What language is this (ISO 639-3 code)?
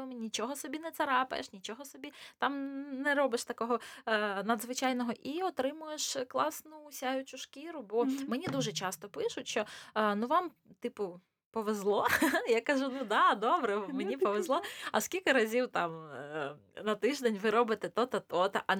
ukr